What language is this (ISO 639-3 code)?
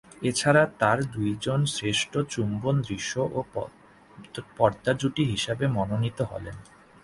ben